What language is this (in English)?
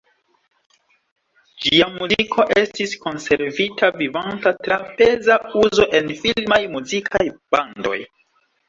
Esperanto